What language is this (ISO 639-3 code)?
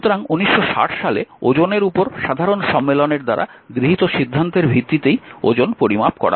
ben